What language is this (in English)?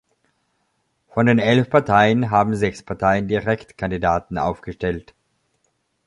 German